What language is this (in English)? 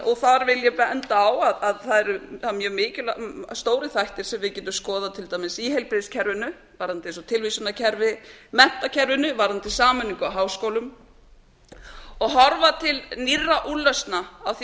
Icelandic